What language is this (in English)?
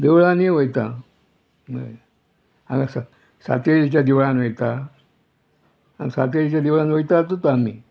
Konkani